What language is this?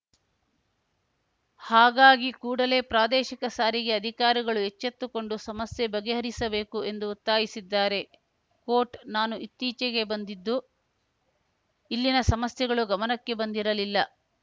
Kannada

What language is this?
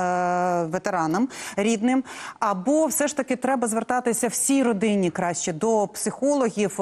Ukrainian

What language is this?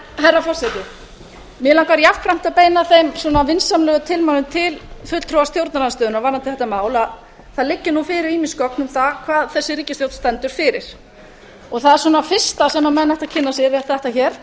Icelandic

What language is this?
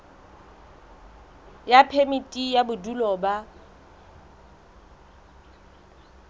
Southern Sotho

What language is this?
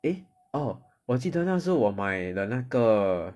English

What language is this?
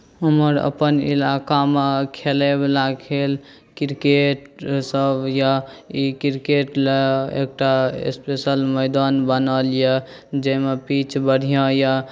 Maithili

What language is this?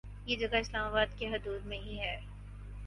Urdu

